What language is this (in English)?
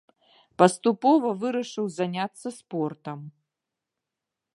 Belarusian